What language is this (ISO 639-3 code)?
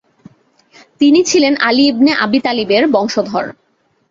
ben